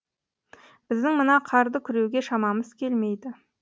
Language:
Kazakh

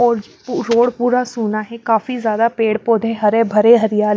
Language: Hindi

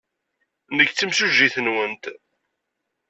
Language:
Kabyle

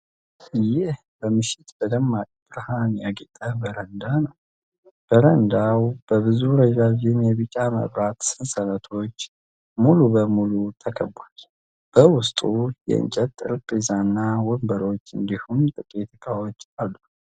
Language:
Amharic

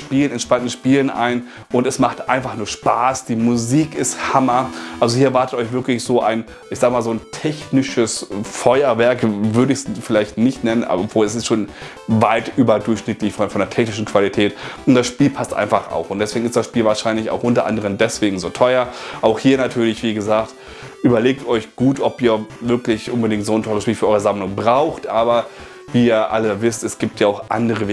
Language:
German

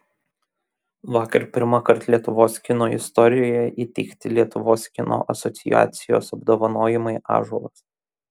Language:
Lithuanian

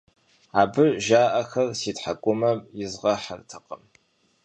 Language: Kabardian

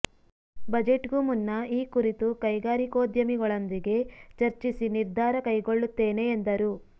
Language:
Kannada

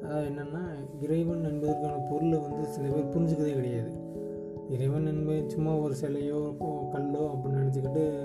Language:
Tamil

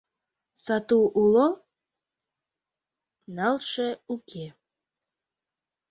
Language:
Mari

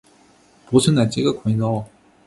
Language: Chinese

